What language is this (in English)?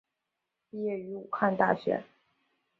Chinese